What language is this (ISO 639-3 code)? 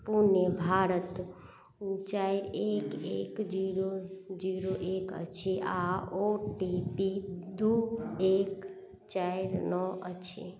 mai